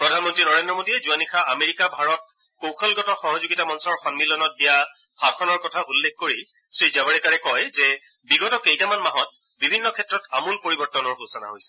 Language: Assamese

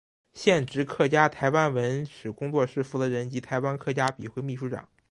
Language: Chinese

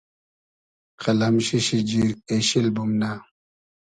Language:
Hazaragi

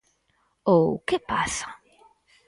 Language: Galician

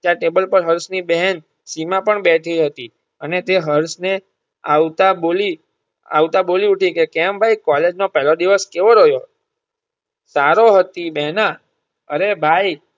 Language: Gujarati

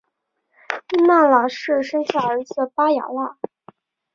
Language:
Chinese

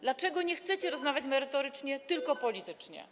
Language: Polish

